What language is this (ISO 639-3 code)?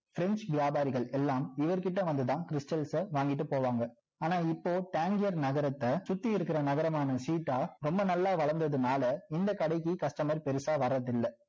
tam